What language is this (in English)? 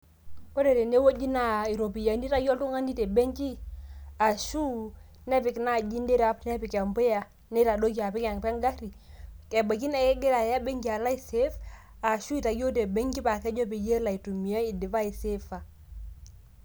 Masai